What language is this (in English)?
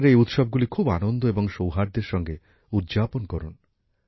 Bangla